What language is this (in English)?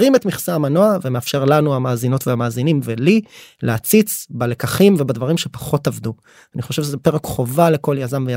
Hebrew